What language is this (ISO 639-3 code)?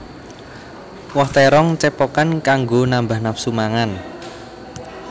jav